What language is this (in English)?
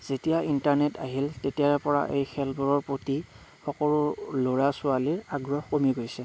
Assamese